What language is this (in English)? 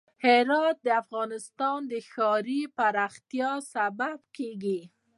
Pashto